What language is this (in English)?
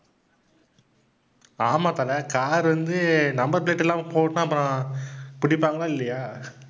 Tamil